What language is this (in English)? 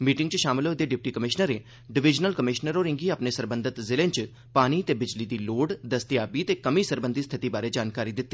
Dogri